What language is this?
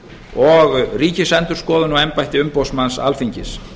Icelandic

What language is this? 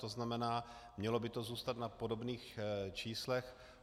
Czech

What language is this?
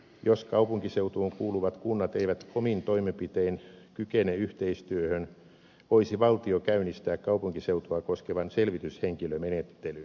Finnish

